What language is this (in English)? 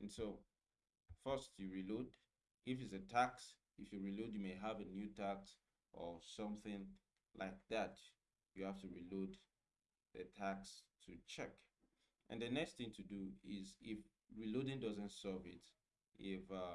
English